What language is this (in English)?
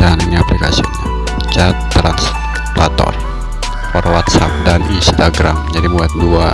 Indonesian